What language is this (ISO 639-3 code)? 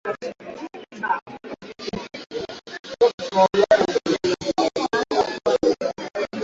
swa